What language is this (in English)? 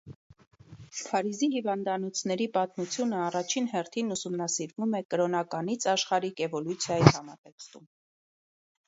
Armenian